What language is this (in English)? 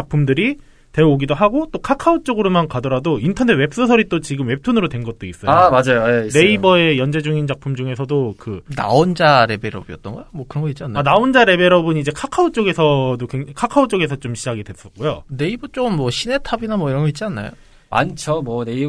Korean